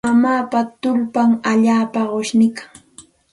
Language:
Santa Ana de Tusi Pasco Quechua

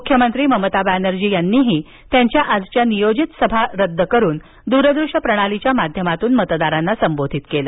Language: Marathi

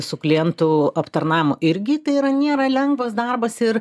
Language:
Lithuanian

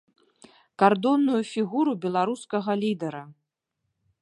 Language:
Belarusian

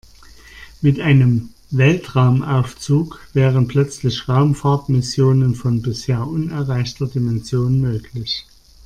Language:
German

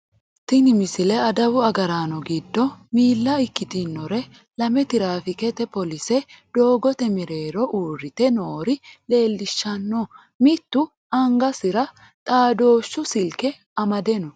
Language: Sidamo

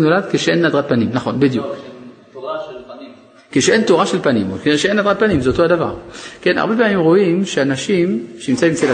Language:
Hebrew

